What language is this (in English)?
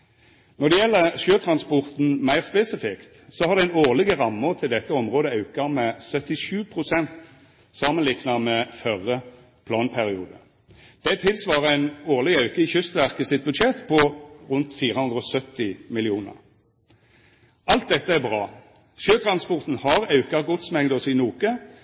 Norwegian Nynorsk